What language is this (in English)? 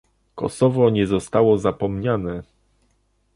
Polish